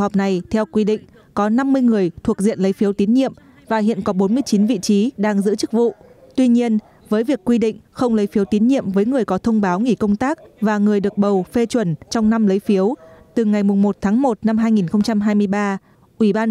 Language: Vietnamese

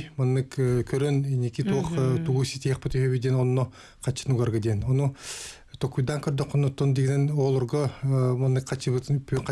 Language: Russian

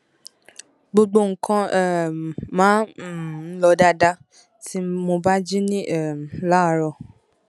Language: Yoruba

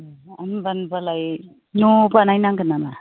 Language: Bodo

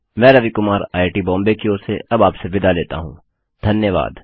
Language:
Hindi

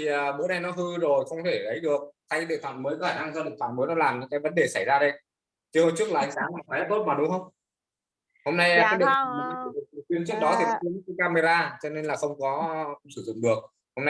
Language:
Vietnamese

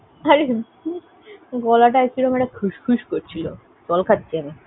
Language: Bangla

